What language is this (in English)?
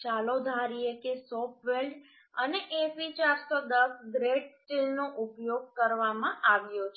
Gujarati